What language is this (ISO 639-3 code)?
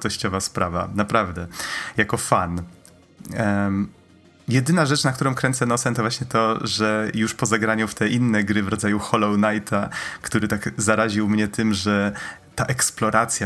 pol